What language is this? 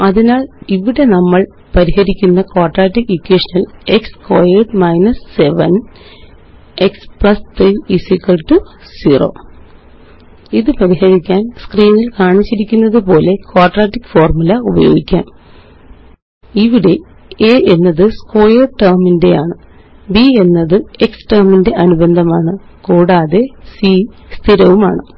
Malayalam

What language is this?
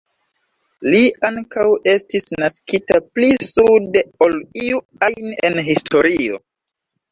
Esperanto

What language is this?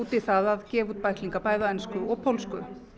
Icelandic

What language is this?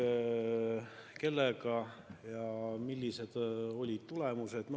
Estonian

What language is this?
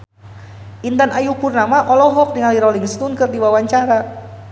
Sundanese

